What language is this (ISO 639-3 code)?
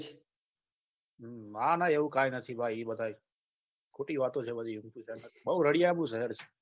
guj